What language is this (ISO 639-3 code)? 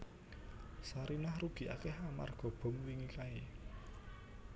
jav